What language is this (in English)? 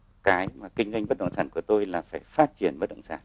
Vietnamese